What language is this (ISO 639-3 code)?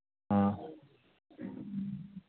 mni